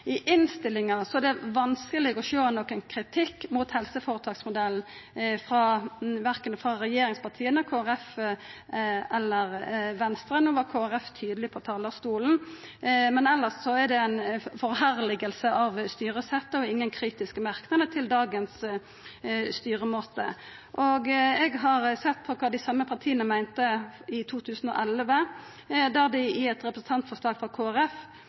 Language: Norwegian Nynorsk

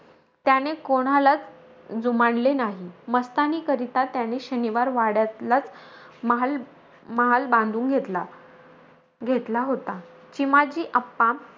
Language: Marathi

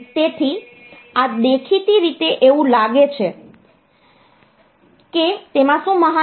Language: Gujarati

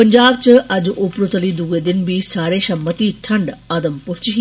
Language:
Dogri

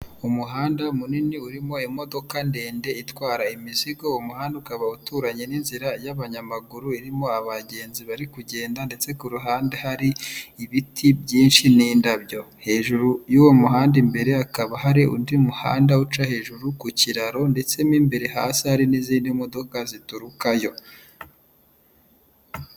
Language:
Kinyarwanda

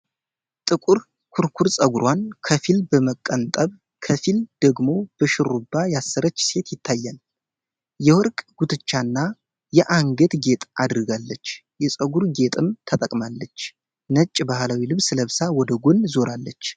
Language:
Amharic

